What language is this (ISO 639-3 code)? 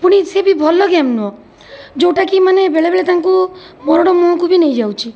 ori